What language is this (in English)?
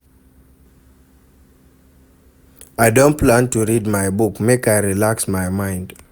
Nigerian Pidgin